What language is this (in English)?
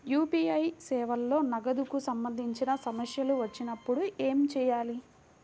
Telugu